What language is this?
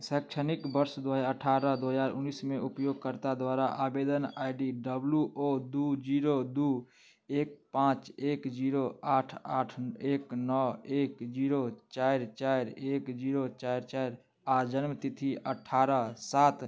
Maithili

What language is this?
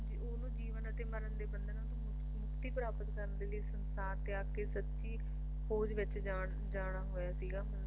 Punjabi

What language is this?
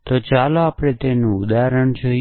Gujarati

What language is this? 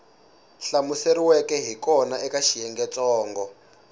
Tsonga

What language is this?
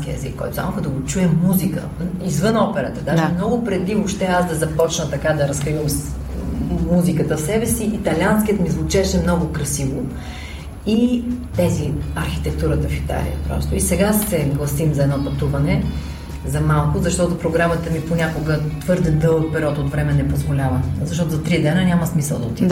Bulgarian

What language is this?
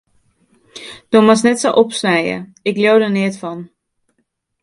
Western Frisian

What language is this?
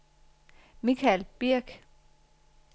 Danish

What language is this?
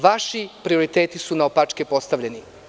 Serbian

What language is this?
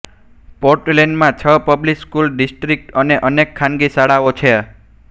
Gujarati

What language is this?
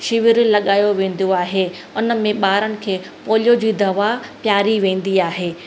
Sindhi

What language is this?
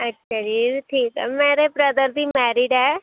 Punjabi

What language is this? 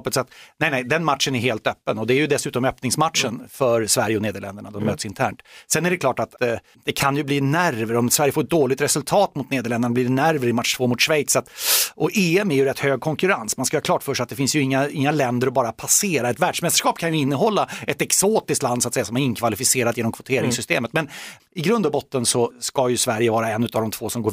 Swedish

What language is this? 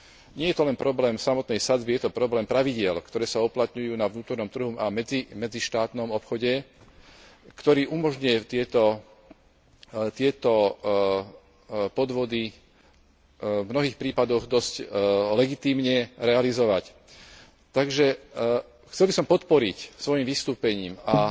Slovak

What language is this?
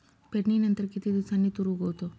Marathi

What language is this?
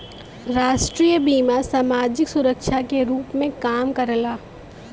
Bhojpuri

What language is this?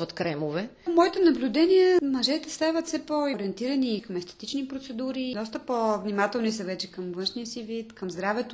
Bulgarian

